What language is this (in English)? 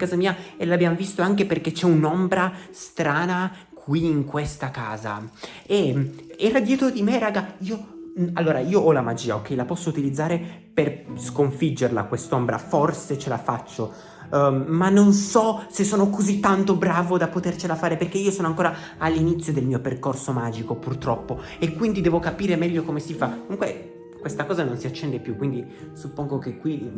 Italian